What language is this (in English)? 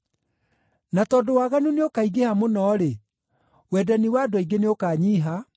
Kikuyu